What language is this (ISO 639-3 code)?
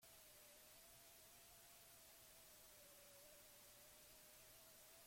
eus